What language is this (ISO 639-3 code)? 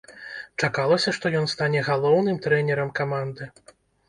bel